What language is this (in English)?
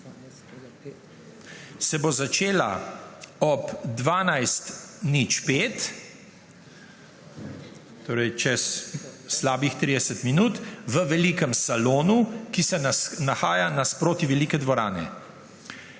Slovenian